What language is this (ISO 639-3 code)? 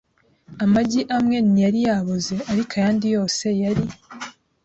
kin